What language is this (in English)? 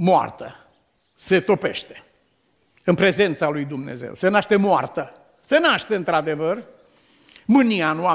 Romanian